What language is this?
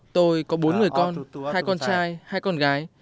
Vietnamese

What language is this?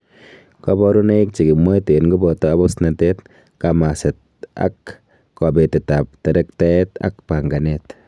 Kalenjin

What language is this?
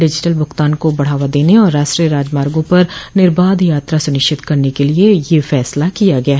Hindi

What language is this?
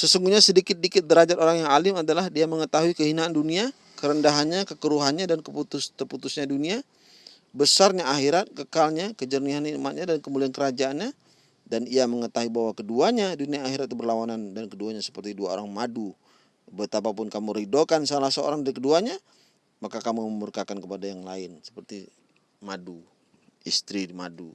Indonesian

